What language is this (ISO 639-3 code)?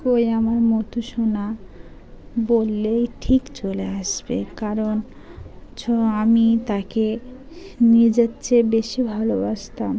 ben